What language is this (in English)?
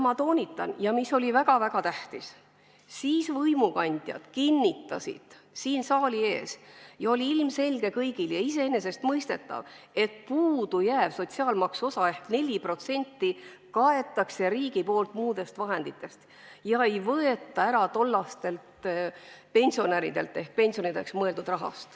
Estonian